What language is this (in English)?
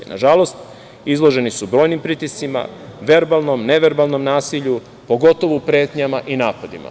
Serbian